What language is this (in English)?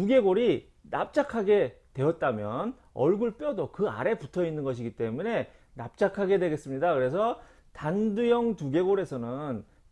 Korean